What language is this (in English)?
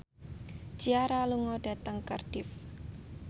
Javanese